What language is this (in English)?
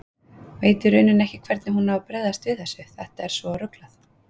Icelandic